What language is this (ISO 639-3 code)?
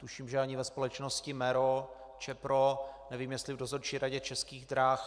ces